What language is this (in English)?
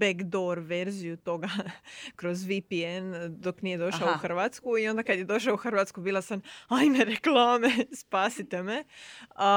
Croatian